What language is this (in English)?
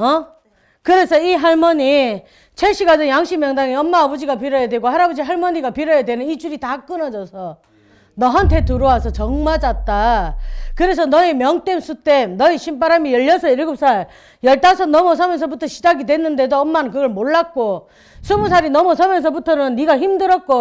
Korean